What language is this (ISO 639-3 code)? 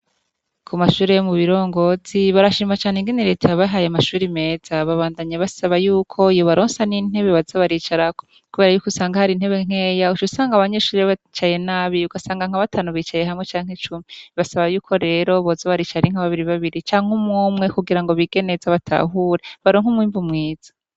run